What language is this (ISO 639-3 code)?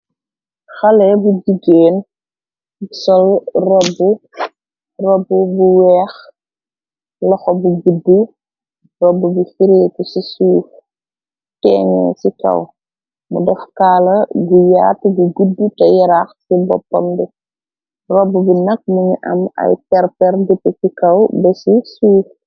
wol